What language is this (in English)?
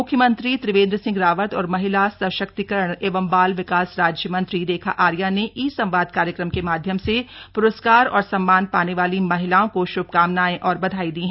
Hindi